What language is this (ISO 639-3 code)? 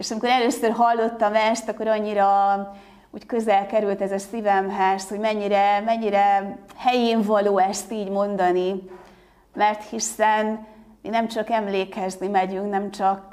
hun